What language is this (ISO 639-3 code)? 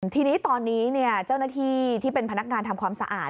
tha